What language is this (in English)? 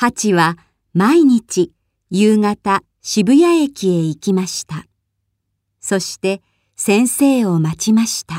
Japanese